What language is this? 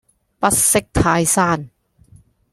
Cantonese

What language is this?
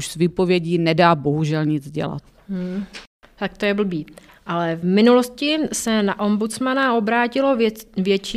Czech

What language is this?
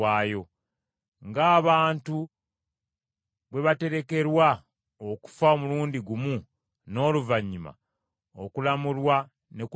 Ganda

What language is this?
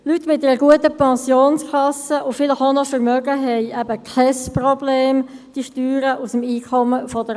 Swiss German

